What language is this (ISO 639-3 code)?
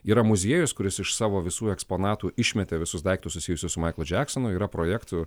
lit